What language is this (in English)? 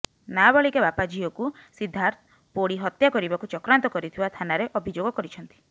Odia